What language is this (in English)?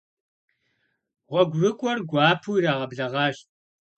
Kabardian